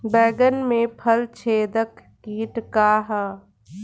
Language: Bhojpuri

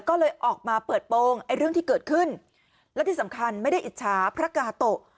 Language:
Thai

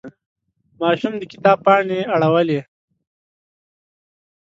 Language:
Pashto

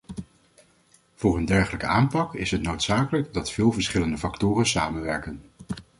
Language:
Dutch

